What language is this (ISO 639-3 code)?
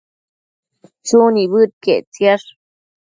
mcf